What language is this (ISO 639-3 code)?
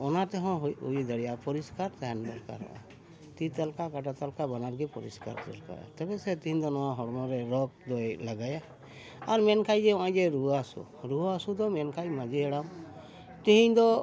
sat